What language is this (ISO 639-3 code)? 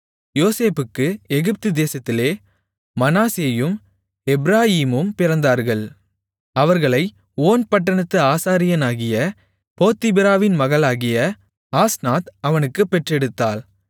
tam